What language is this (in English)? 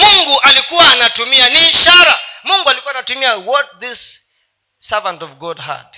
Swahili